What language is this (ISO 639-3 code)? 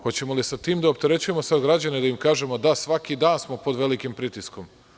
srp